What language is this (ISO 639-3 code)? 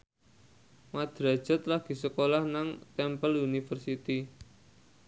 jav